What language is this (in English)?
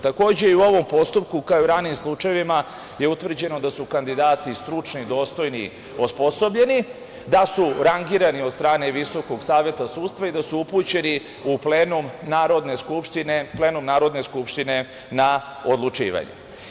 Serbian